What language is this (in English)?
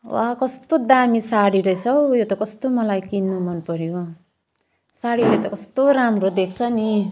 Nepali